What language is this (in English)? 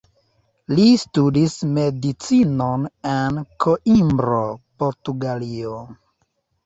Esperanto